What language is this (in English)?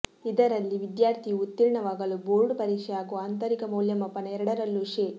Kannada